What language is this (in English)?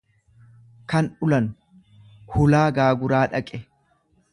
Oromo